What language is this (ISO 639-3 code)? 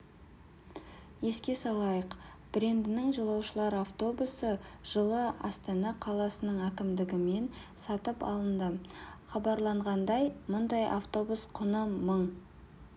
kaz